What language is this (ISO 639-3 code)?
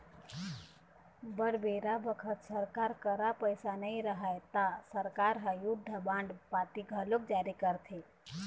hne